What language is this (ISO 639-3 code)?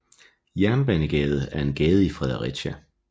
dan